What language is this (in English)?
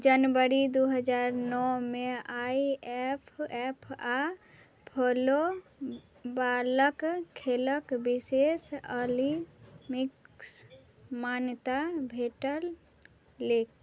Maithili